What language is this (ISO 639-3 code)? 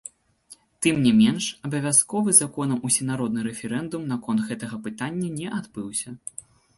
bel